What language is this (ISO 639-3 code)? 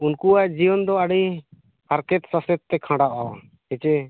sat